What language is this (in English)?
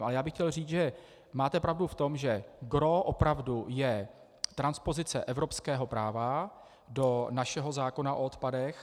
Czech